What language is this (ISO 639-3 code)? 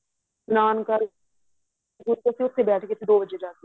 pan